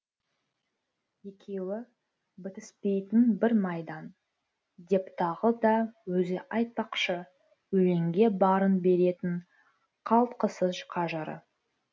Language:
Kazakh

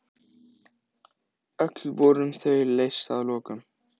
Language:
Icelandic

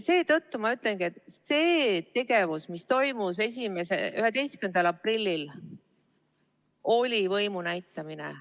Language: Estonian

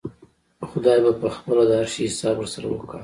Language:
Pashto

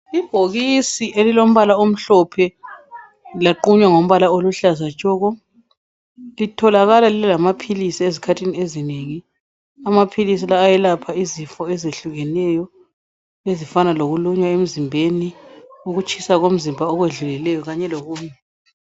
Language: North Ndebele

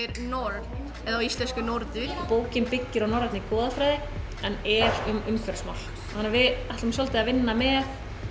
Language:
Icelandic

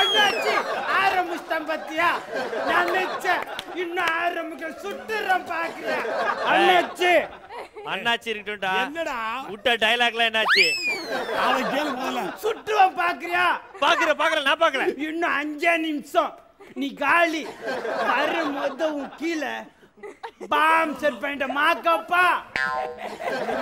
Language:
Korean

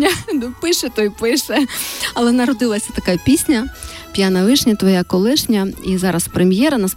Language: Ukrainian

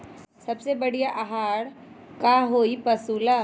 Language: Magahi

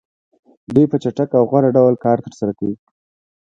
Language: Pashto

